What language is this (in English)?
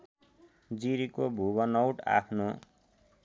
Nepali